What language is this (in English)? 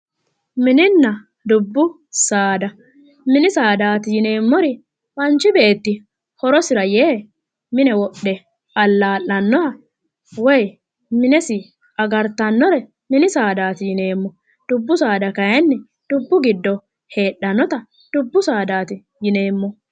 Sidamo